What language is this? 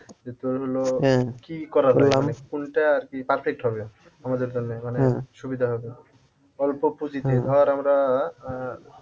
Bangla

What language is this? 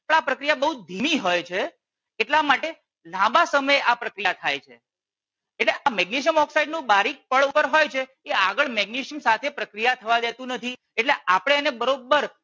Gujarati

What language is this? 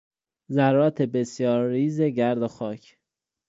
Persian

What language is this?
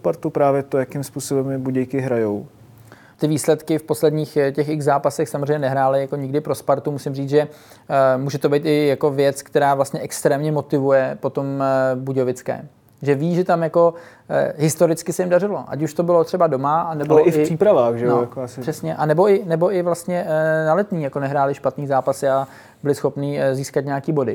Czech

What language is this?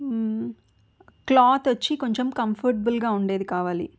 Telugu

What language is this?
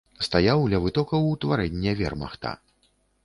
Belarusian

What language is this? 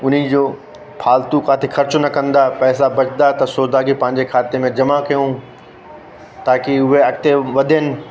Sindhi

